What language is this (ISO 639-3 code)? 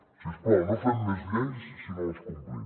cat